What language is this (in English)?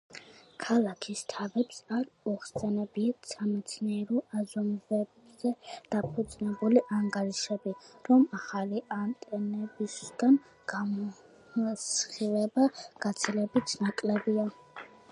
Georgian